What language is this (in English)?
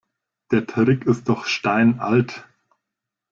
German